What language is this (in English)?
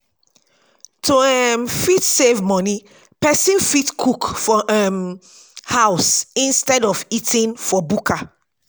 Nigerian Pidgin